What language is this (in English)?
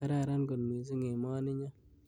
Kalenjin